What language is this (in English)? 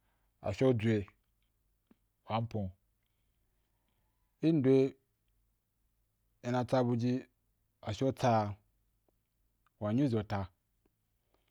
Wapan